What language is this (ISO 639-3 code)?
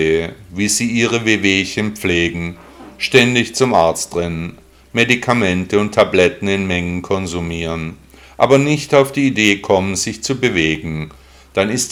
deu